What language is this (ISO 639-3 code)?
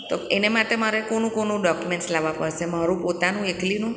guj